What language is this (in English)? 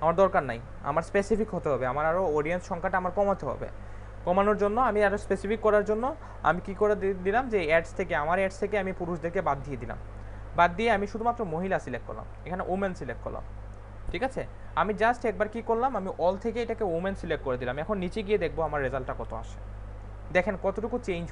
Hindi